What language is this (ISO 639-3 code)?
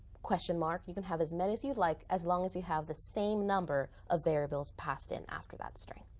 eng